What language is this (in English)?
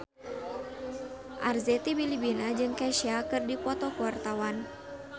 Sundanese